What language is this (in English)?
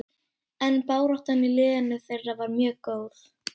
Icelandic